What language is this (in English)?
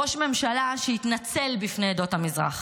Hebrew